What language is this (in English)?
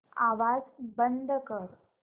Marathi